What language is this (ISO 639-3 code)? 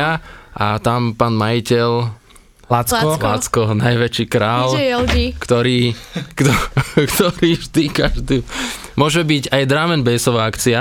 slk